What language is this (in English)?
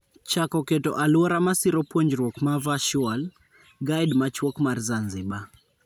Luo (Kenya and Tanzania)